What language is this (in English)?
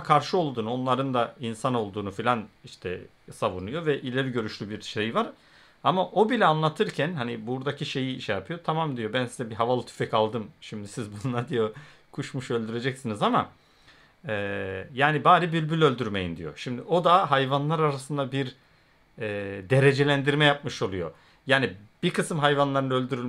Turkish